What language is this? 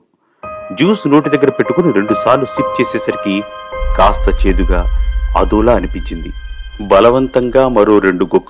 Telugu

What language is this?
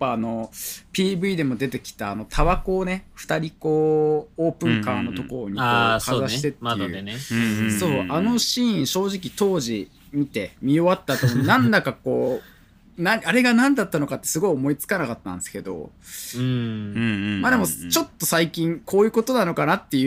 Japanese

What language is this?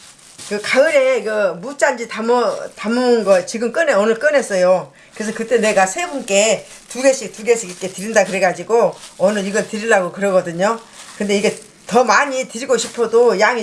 Korean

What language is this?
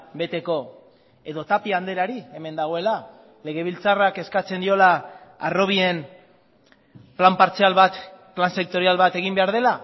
Basque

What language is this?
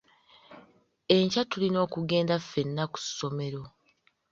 Ganda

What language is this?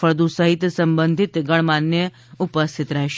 Gujarati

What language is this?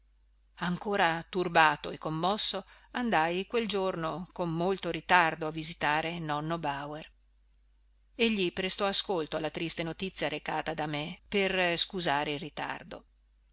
Italian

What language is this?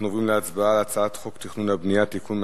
Hebrew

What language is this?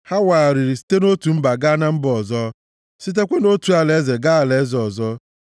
Igbo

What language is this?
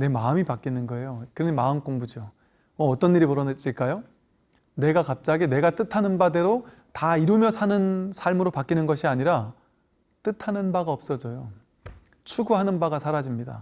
Korean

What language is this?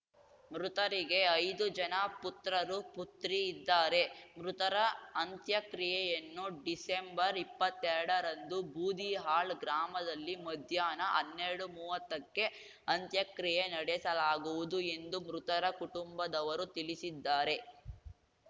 Kannada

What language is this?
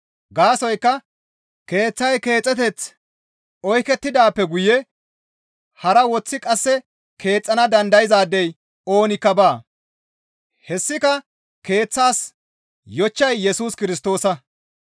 Gamo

